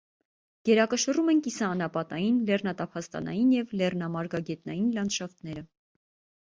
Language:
Armenian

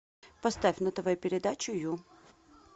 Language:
Russian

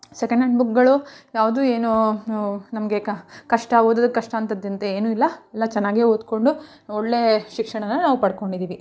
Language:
Kannada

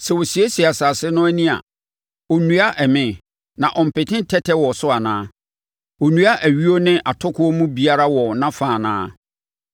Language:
Akan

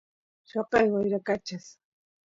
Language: Santiago del Estero Quichua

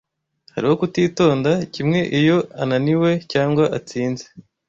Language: Kinyarwanda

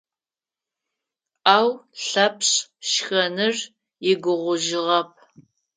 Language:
Adyghe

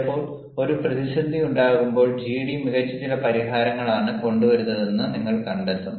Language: Malayalam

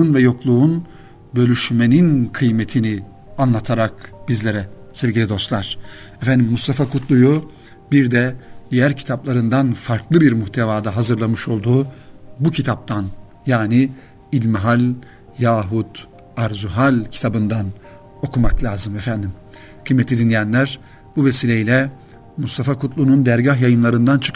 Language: Turkish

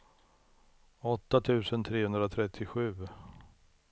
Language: Swedish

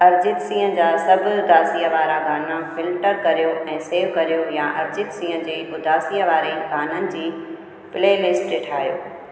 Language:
Sindhi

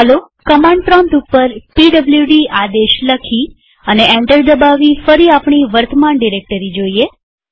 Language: Gujarati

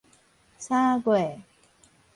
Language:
Min Nan Chinese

